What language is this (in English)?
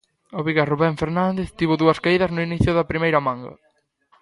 Galician